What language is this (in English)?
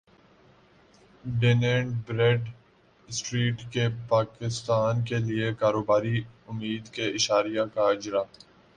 Urdu